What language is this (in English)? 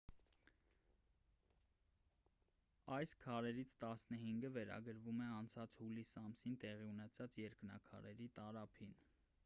Armenian